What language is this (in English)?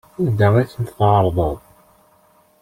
Kabyle